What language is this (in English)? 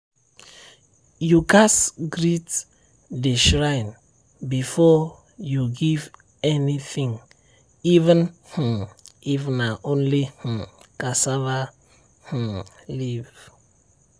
Nigerian Pidgin